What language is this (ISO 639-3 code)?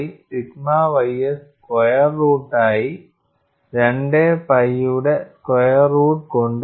mal